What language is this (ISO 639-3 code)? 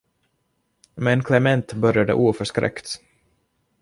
swe